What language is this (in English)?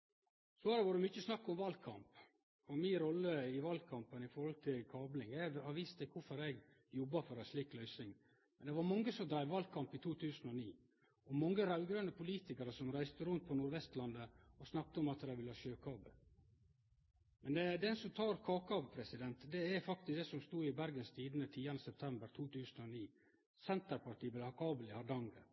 Norwegian Nynorsk